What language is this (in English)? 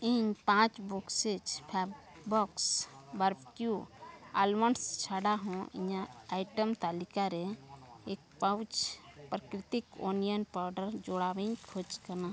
Santali